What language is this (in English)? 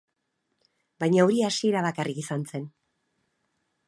Basque